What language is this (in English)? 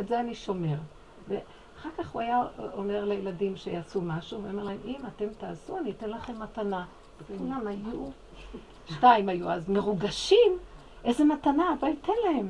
Hebrew